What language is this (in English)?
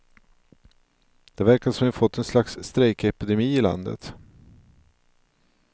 Swedish